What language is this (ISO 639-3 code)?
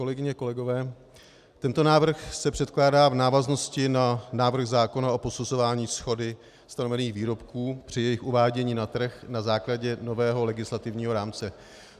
ces